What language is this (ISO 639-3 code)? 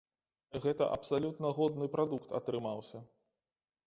bel